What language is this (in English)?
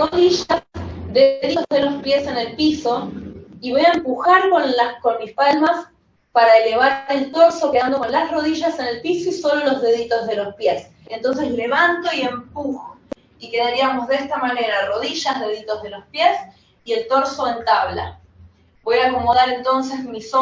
Spanish